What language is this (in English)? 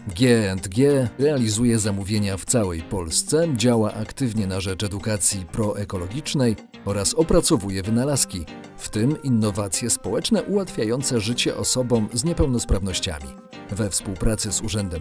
Polish